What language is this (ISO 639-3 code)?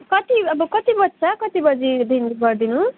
nep